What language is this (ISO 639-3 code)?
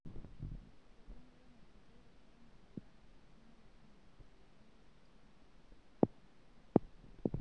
mas